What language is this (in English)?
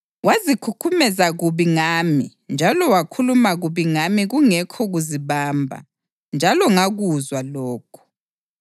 North Ndebele